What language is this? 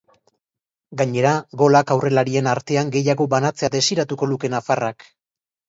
Basque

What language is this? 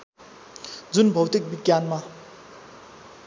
Nepali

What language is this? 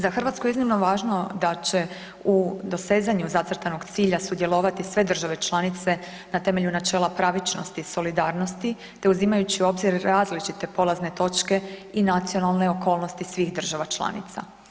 Croatian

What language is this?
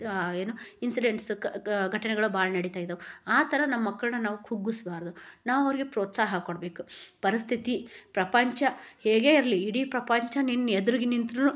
Kannada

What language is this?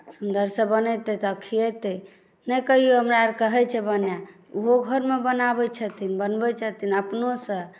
Maithili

